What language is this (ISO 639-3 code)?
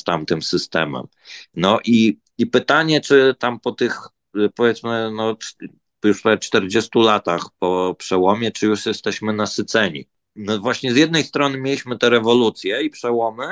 pol